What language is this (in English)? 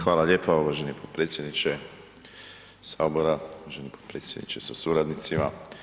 Croatian